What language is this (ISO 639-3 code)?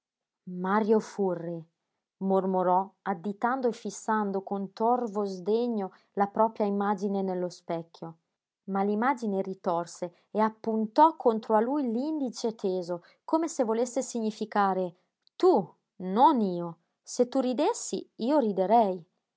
ita